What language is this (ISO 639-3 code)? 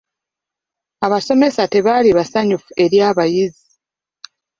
lug